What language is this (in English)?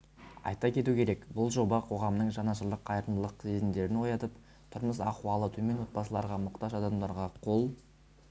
Kazakh